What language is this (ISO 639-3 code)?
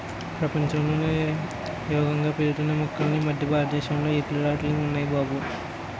tel